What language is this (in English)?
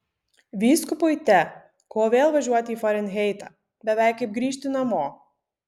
Lithuanian